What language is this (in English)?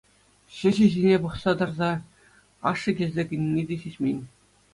Chuvash